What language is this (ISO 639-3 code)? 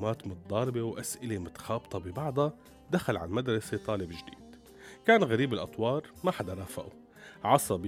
ara